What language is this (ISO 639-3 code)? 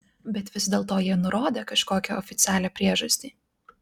lit